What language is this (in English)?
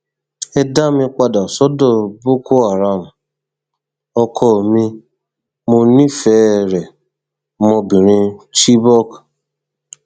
Yoruba